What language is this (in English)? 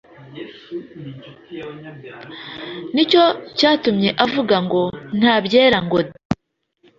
Kinyarwanda